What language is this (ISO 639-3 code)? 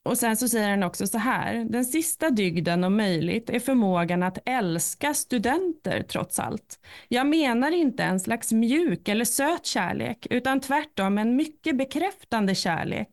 swe